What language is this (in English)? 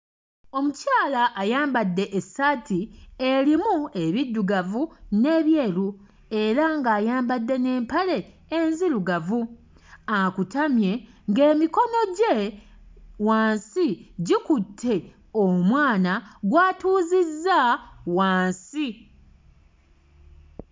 Ganda